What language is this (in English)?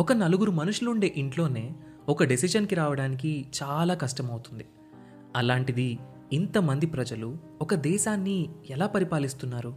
Telugu